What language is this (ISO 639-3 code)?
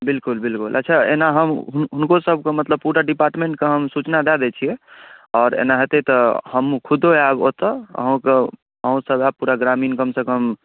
mai